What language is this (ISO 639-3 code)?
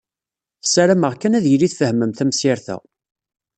kab